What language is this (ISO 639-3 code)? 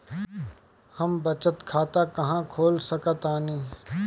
bho